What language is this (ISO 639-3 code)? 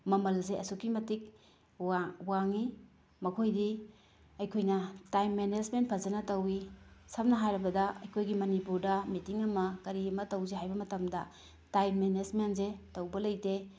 mni